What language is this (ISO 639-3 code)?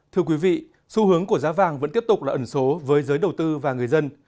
vie